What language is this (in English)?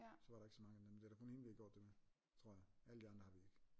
Danish